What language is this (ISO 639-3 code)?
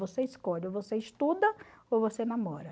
por